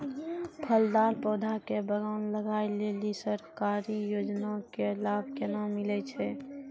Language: Maithili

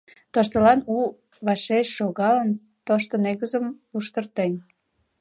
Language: Mari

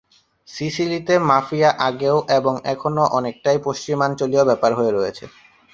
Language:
Bangla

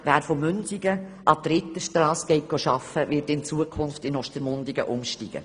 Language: Swiss German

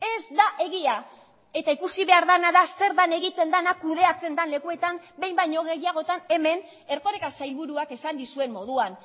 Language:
Basque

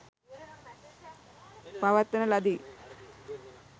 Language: Sinhala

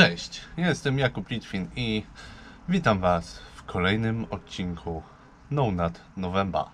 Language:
Polish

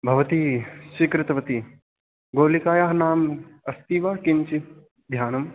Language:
Sanskrit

